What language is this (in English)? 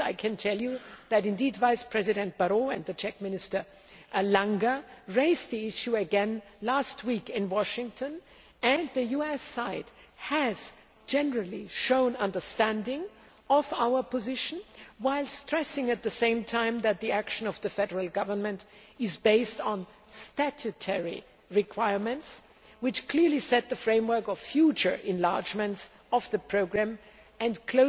English